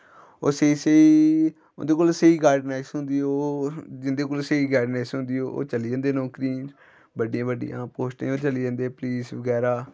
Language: Dogri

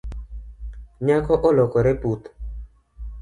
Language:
Luo (Kenya and Tanzania)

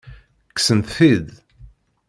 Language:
Kabyle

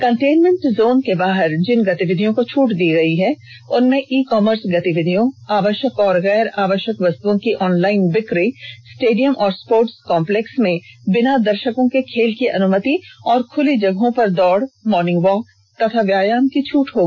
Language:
Hindi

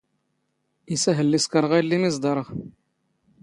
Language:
Standard Moroccan Tamazight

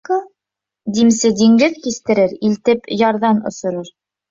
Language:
Bashkir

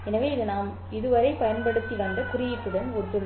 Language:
Tamil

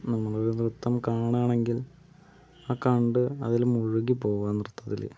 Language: Malayalam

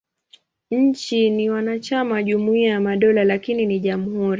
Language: Swahili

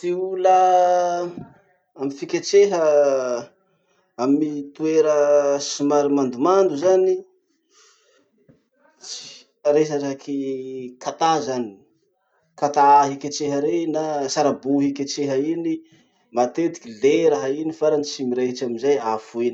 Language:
Masikoro Malagasy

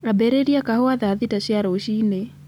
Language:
Kikuyu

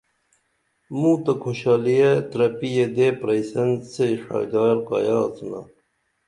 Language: Dameli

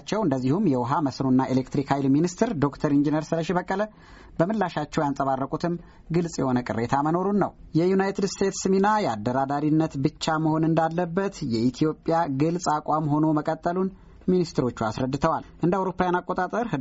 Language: Amharic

